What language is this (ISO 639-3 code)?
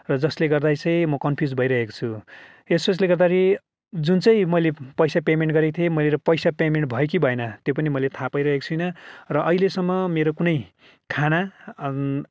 nep